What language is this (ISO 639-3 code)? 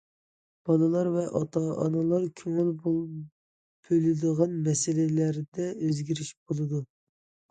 uig